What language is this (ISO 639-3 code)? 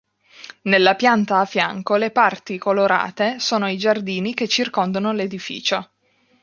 ita